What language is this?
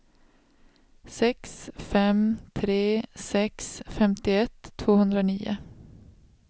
Swedish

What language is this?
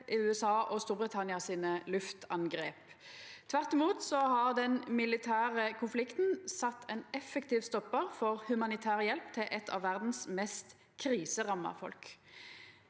Norwegian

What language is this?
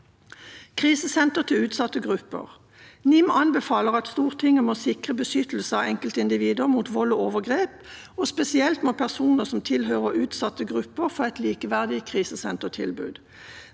Norwegian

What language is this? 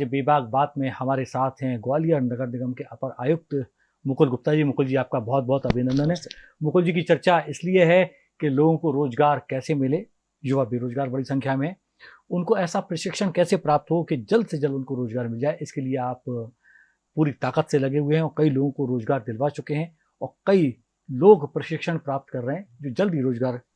Hindi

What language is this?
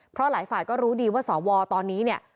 Thai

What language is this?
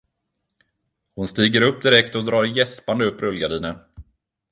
Swedish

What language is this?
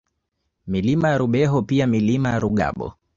Swahili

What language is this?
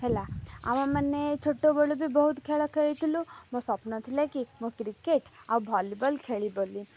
Odia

